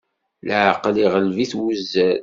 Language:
Kabyle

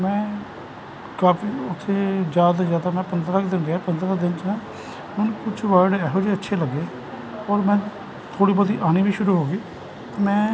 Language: Punjabi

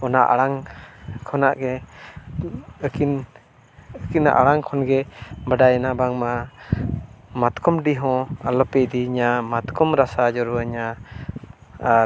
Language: Santali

